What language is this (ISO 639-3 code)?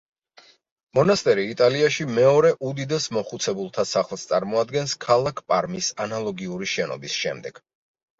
kat